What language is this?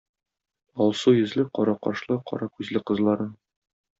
Tatar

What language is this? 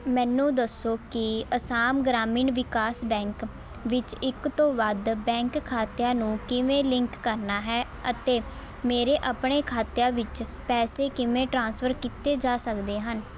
Punjabi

